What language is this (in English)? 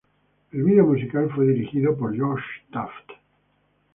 Spanish